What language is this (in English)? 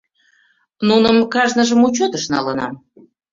Mari